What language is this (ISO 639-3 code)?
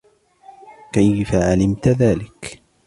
ara